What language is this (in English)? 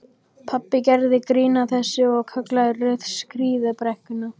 Icelandic